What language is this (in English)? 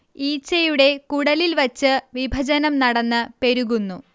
Malayalam